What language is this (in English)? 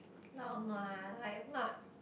English